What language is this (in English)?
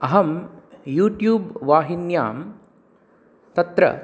Sanskrit